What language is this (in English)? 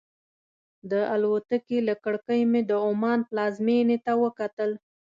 Pashto